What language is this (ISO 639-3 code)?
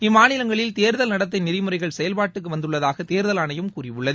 tam